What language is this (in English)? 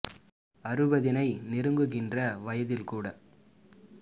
Tamil